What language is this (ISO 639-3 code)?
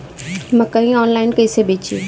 bho